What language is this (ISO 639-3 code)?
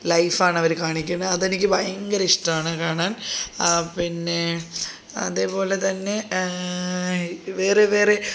mal